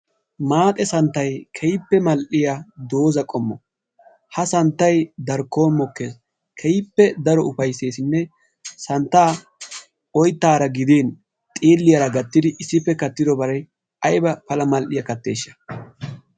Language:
Wolaytta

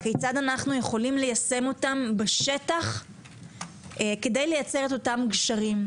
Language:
Hebrew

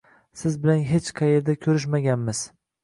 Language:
Uzbek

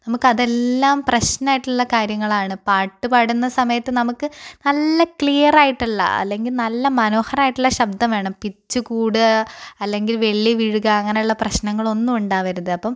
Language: Malayalam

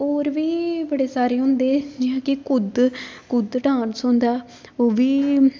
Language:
Dogri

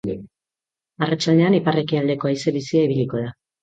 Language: Basque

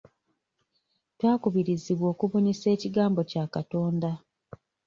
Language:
Ganda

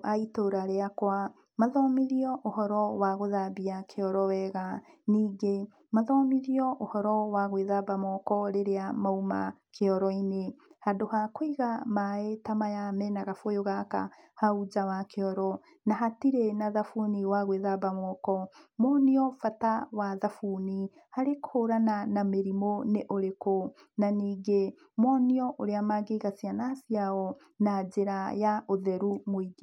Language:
Kikuyu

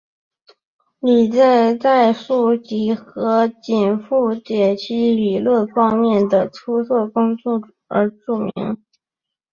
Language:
Chinese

